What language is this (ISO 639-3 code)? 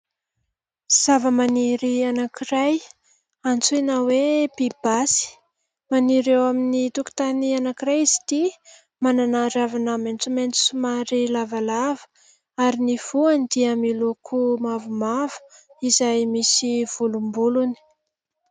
mlg